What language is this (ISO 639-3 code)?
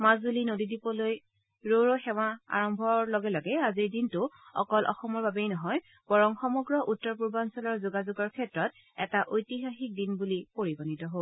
asm